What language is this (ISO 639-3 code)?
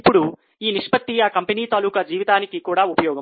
tel